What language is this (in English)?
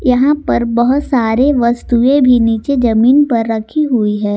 Hindi